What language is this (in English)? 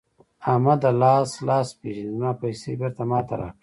Pashto